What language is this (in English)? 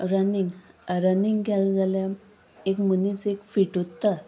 Konkani